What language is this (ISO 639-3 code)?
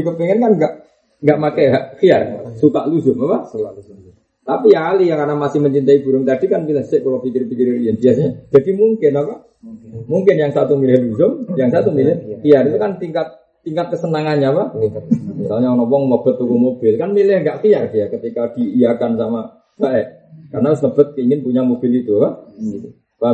ind